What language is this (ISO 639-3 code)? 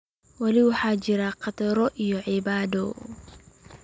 som